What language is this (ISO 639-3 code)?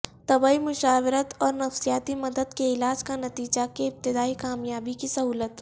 urd